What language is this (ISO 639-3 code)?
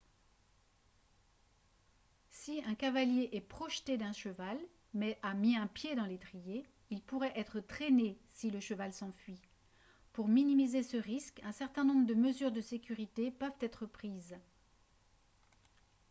fra